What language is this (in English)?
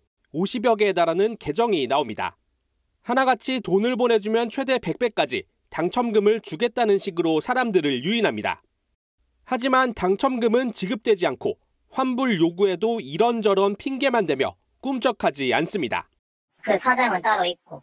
Korean